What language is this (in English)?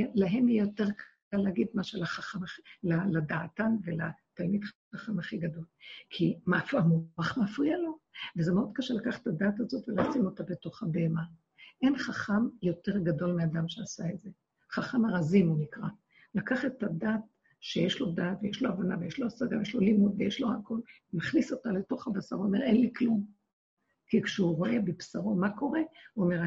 Hebrew